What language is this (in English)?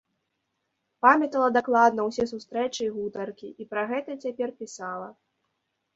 Belarusian